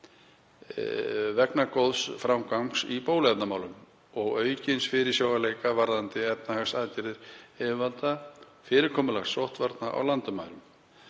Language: Icelandic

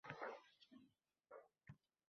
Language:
Uzbek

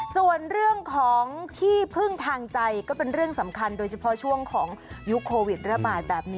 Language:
Thai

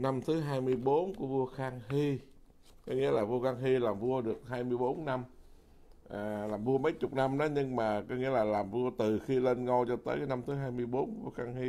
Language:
Vietnamese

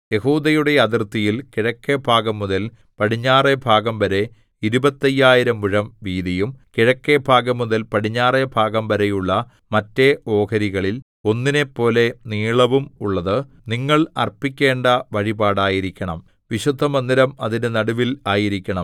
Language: Malayalam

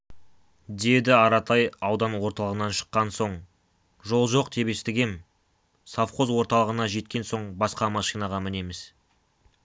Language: Kazakh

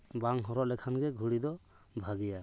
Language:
Santali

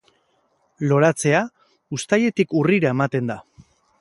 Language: Basque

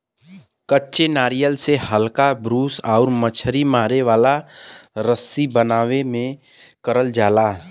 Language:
Bhojpuri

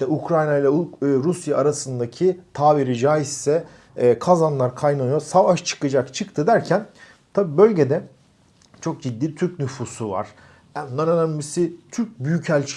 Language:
Turkish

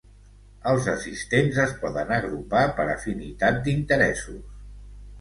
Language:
Catalan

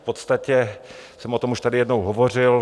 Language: Czech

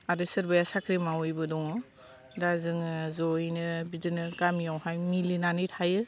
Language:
Bodo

